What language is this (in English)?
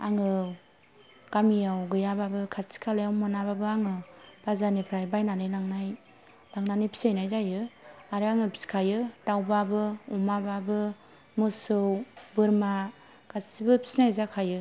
Bodo